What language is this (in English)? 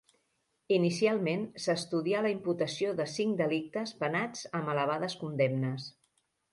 Catalan